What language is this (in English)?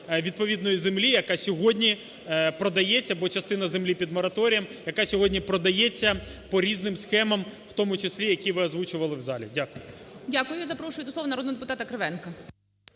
Ukrainian